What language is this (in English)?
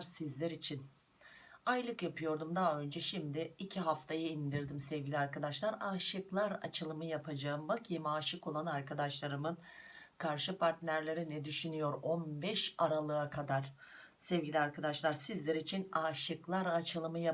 Turkish